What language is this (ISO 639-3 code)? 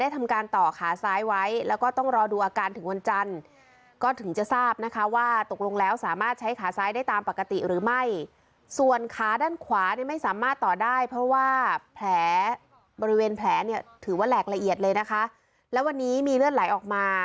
tha